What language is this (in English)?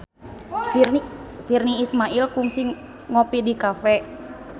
Sundanese